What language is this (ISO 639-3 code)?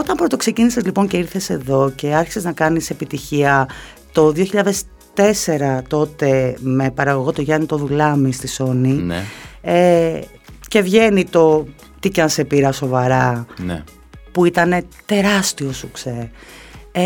ell